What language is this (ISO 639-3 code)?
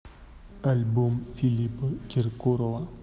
rus